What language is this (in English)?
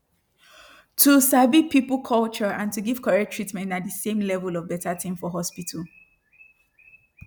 Nigerian Pidgin